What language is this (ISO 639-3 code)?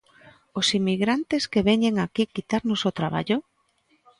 glg